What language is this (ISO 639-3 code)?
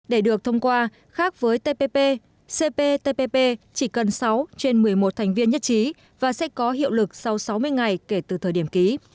vie